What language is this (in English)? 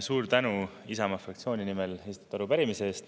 Estonian